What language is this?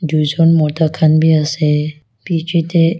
Naga Pidgin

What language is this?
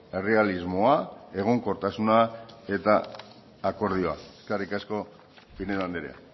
Basque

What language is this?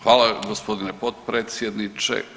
Croatian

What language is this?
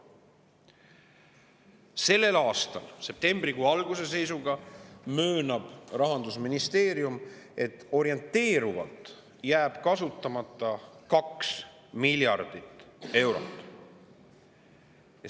Estonian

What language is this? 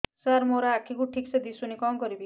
Odia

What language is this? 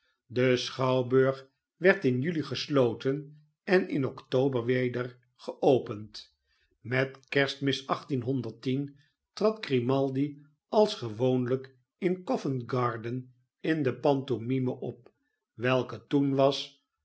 Dutch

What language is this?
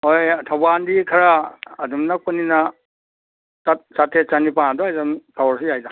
Manipuri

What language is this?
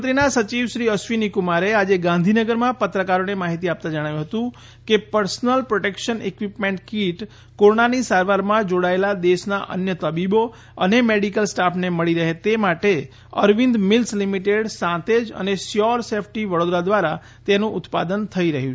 Gujarati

